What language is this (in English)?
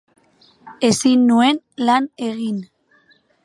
Basque